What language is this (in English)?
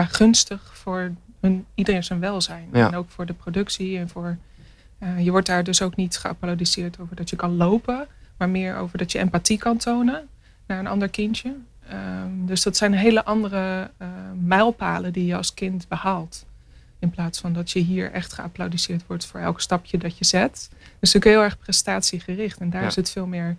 Dutch